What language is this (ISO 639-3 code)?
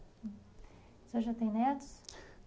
por